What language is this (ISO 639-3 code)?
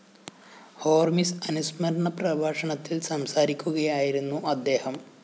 mal